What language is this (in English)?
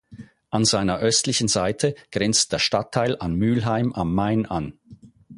German